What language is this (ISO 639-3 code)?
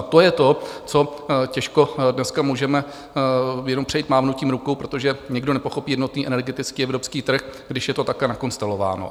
ces